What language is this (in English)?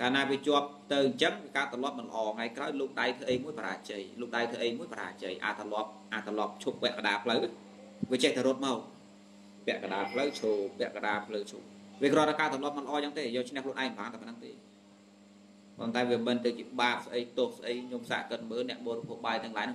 Vietnamese